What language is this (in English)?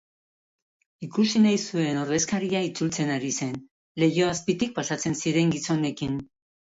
Basque